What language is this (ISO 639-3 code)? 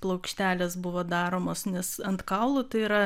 lit